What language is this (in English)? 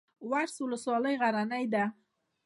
Pashto